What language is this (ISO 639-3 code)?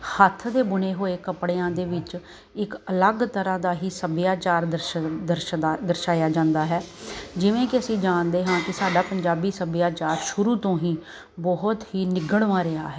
pan